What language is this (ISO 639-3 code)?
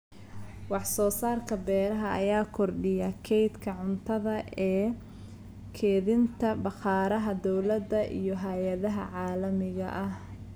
som